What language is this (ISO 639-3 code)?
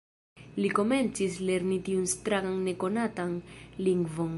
epo